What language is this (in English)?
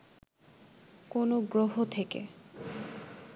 Bangla